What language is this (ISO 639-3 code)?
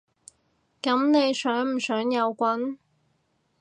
yue